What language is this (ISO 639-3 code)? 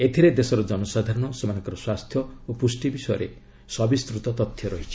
ori